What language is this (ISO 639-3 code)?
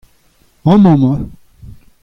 bre